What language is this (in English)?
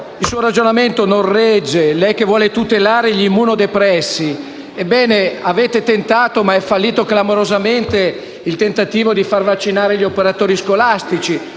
Italian